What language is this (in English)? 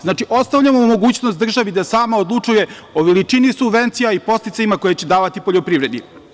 Serbian